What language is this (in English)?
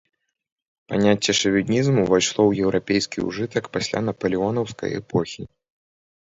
Belarusian